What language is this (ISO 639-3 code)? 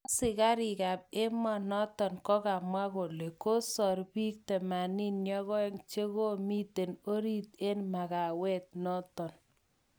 kln